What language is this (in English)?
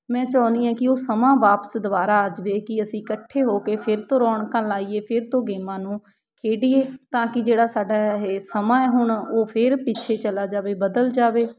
Punjabi